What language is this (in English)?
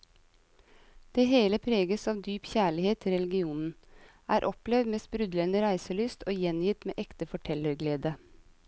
Norwegian